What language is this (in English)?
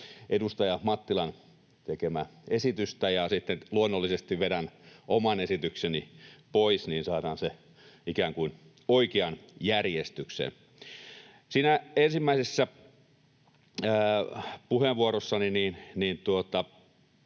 Finnish